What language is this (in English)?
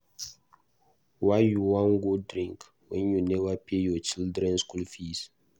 Nigerian Pidgin